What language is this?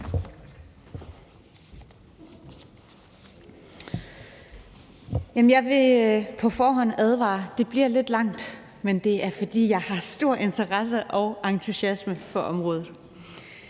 Danish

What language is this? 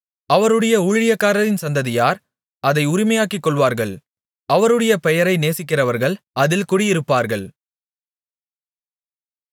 Tamil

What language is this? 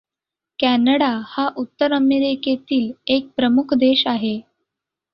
Marathi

